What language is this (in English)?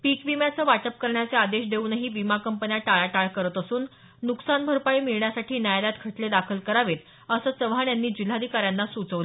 Marathi